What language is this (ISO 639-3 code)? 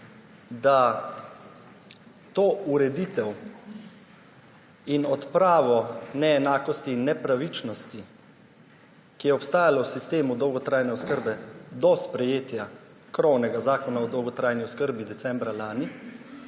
slv